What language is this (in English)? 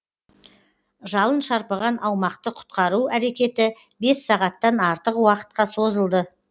Kazakh